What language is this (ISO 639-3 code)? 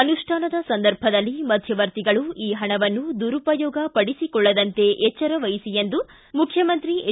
kan